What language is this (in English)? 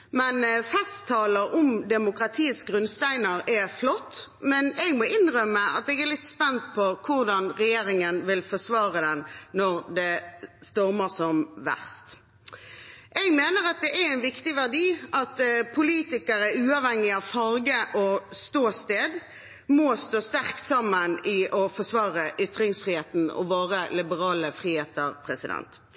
Norwegian Bokmål